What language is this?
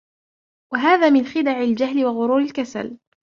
Arabic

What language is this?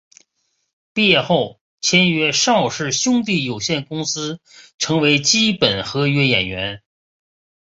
Chinese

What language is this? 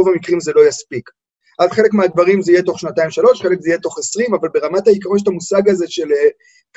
Hebrew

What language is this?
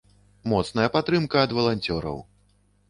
Belarusian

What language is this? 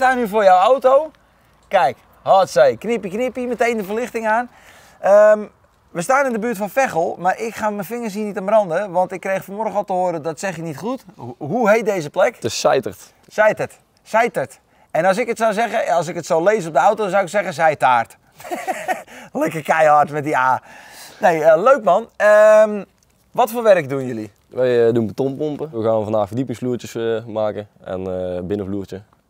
Dutch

